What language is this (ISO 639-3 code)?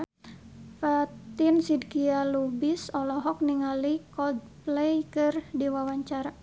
sun